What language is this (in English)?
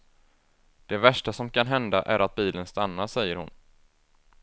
Swedish